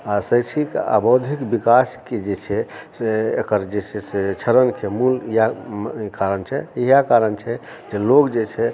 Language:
Maithili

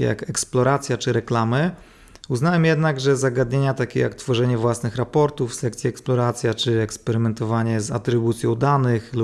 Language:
Polish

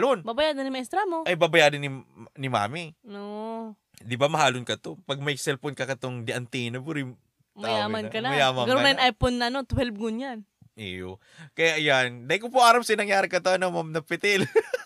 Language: Filipino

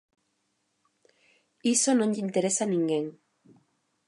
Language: Galician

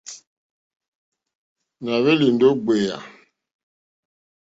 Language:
Mokpwe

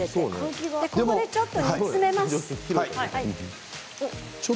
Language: Japanese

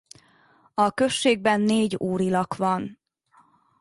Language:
Hungarian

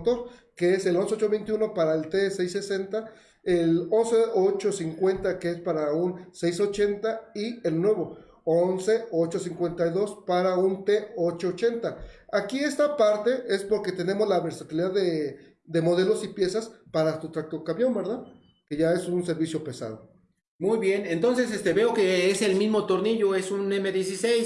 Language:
Spanish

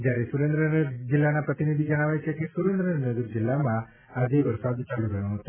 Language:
Gujarati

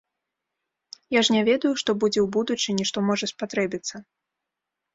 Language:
Belarusian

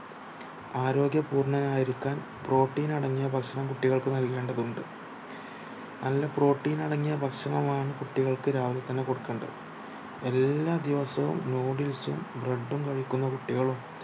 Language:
Malayalam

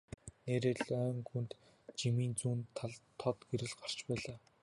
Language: Mongolian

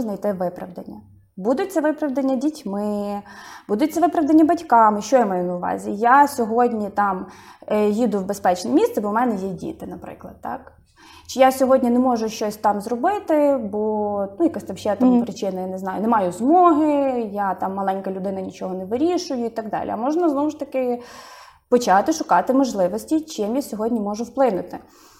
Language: Ukrainian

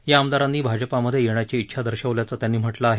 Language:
Marathi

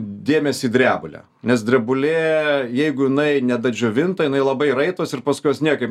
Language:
Lithuanian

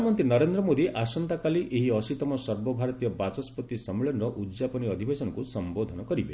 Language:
Odia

